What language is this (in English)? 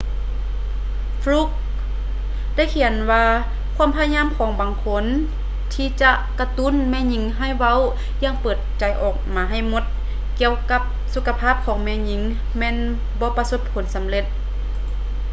Lao